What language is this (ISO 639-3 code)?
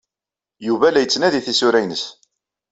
kab